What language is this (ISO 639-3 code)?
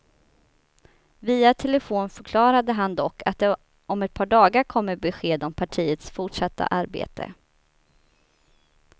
swe